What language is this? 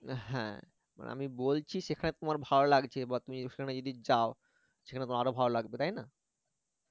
Bangla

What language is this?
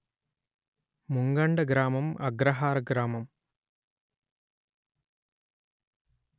Telugu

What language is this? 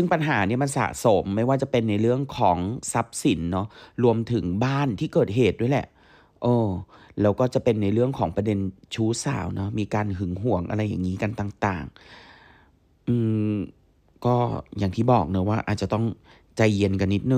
Thai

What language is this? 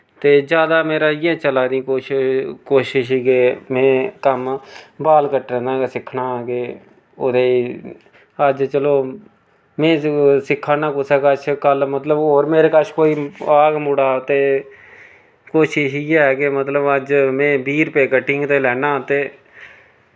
Dogri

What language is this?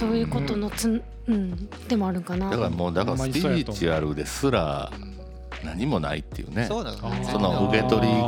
Japanese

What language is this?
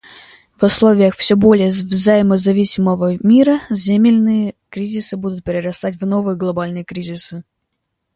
Russian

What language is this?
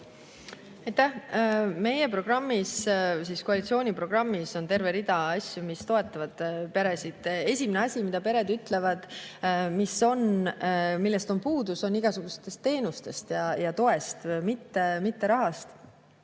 Estonian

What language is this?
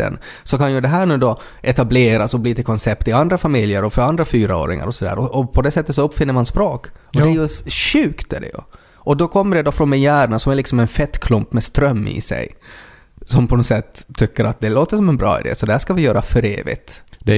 Swedish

